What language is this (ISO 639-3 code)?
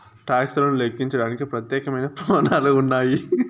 tel